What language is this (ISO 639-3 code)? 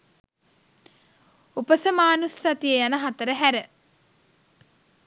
sin